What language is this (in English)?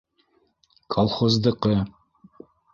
Bashkir